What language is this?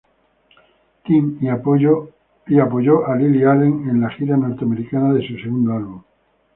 Spanish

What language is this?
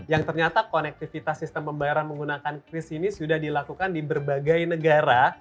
Indonesian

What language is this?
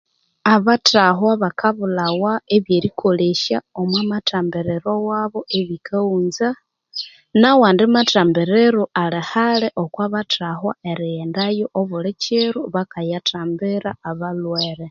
Konzo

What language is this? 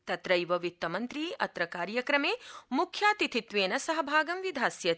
Sanskrit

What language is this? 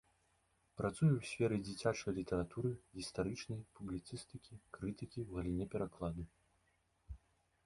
Belarusian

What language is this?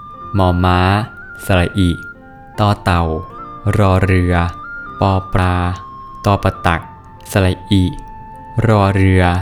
Thai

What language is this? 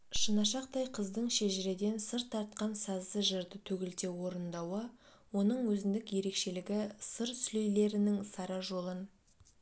Kazakh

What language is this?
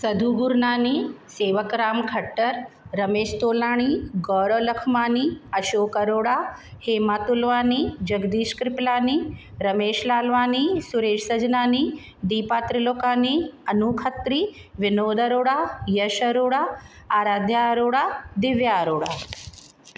Sindhi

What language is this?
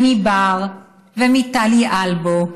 Hebrew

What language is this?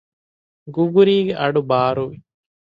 Divehi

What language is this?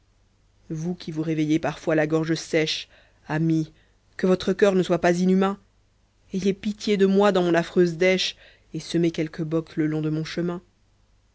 French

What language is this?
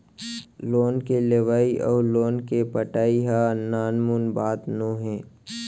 Chhattisgarhi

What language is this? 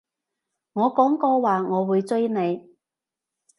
Cantonese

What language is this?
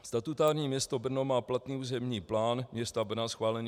Czech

